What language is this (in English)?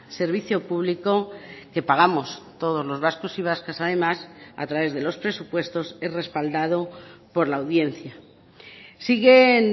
Spanish